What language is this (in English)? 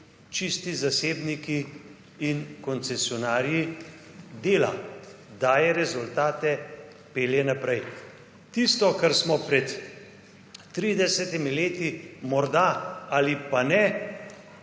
Slovenian